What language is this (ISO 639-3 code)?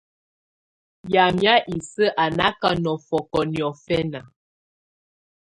tvu